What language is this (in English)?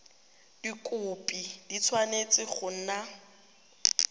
Tswana